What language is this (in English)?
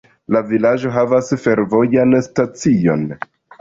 Esperanto